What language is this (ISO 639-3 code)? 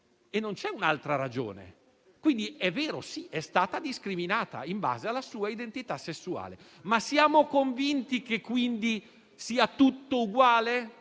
ita